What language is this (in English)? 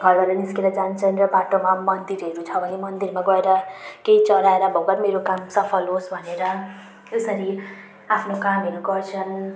Nepali